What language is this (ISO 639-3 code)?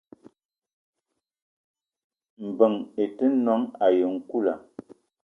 eto